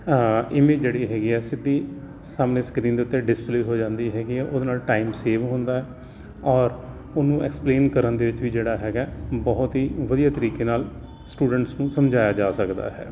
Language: Punjabi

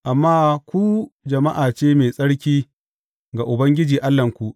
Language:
Hausa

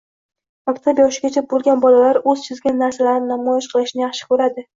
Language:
Uzbek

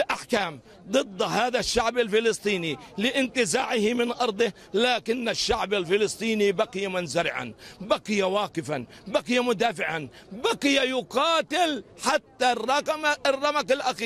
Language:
Arabic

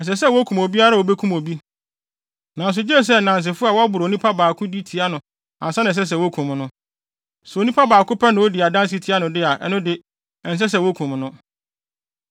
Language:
Akan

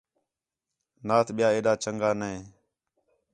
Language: Khetrani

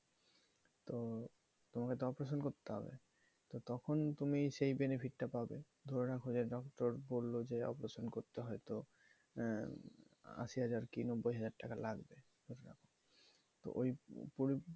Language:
Bangla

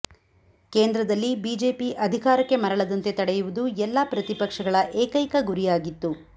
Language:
Kannada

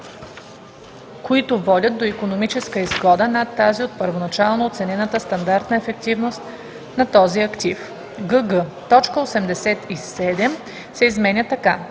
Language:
Bulgarian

